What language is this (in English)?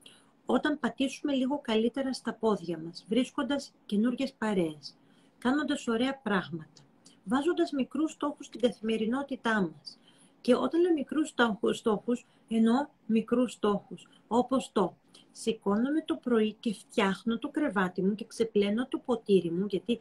Greek